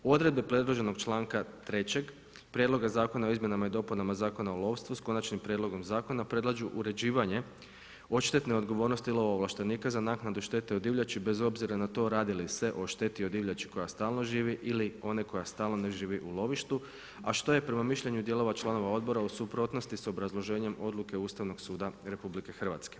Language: Croatian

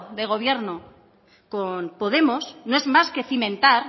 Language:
Spanish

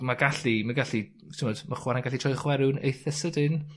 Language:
Welsh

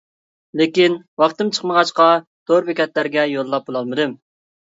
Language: Uyghur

